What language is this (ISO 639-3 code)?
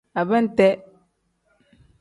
kdh